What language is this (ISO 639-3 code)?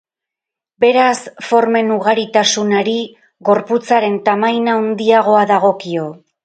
eus